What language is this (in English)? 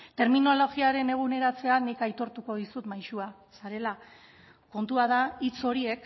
Basque